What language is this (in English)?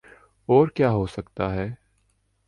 Urdu